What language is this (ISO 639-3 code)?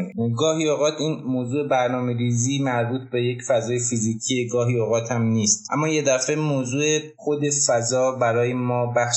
fas